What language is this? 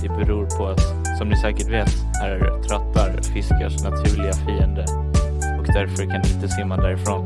Swedish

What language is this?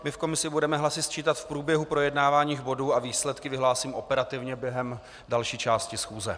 Czech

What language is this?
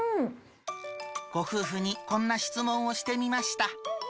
Japanese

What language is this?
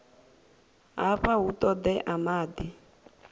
Venda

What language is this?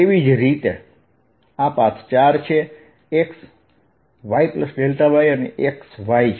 Gujarati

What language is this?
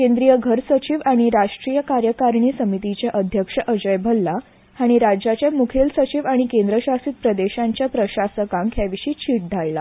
Konkani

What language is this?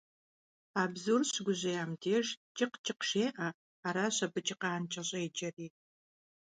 Kabardian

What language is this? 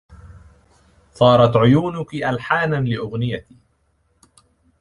Arabic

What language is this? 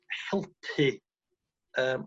Welsh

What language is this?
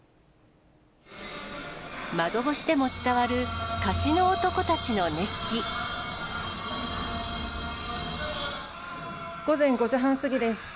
Japanese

